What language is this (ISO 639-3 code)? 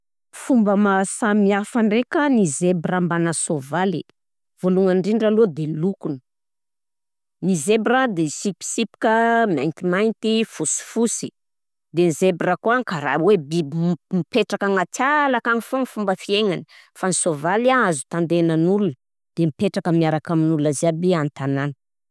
bzc